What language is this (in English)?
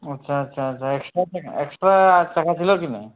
Bangla